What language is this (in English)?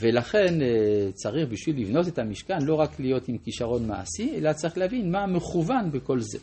Hebrew